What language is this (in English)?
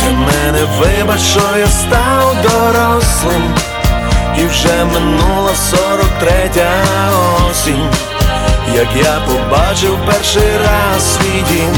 Ukrainian